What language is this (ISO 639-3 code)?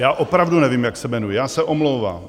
ces